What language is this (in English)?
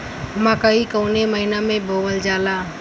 Bhojpuri